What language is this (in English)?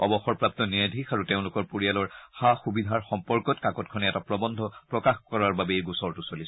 Assamese